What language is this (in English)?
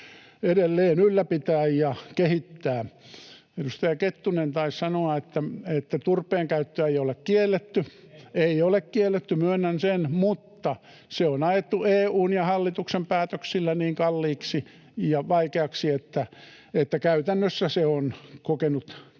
Finnish